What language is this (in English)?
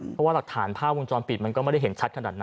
Thai